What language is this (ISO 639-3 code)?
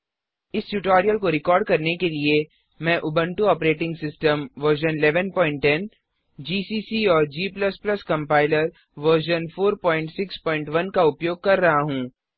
hin